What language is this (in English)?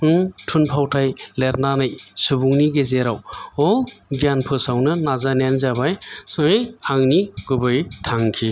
Bodo